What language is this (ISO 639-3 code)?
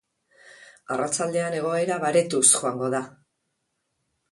eus